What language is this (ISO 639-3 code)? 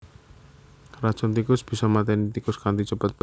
jav